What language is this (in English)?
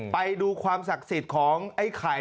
Thai